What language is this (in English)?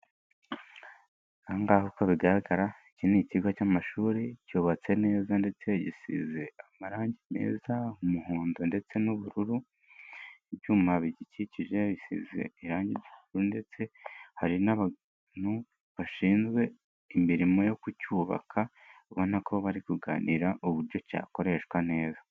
Kinyarwanda